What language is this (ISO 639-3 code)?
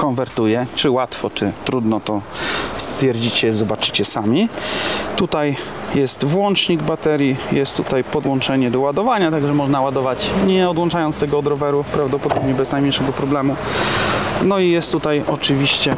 pol